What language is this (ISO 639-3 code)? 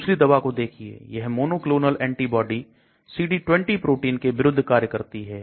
hin